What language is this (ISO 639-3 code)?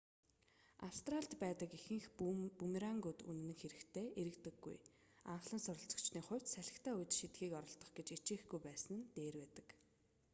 mon